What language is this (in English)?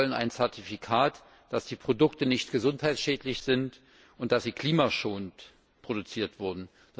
German